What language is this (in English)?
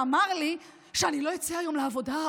Hebrew